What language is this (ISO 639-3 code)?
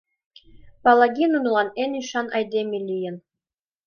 chm